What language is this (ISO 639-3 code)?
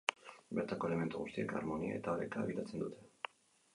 eus